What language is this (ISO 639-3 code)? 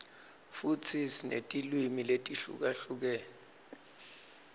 ssw